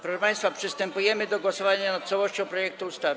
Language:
Polish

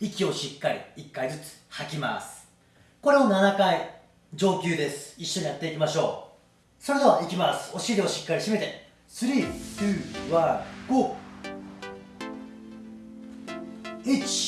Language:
Japanese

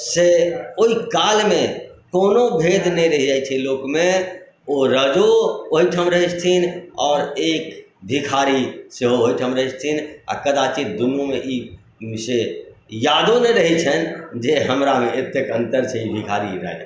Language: Maithili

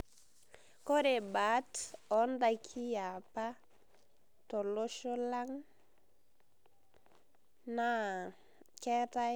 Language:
Masai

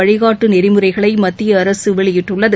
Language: Tamil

